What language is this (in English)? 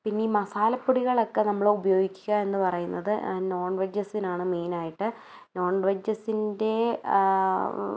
Malayalam